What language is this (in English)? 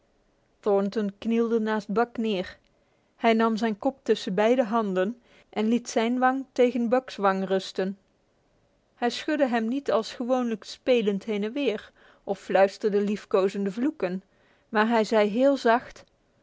Dutch